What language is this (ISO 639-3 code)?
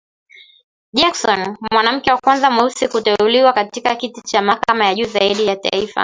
swa